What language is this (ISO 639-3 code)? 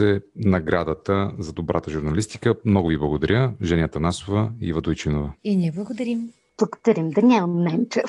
bul